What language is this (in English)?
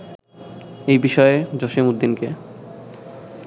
Bangla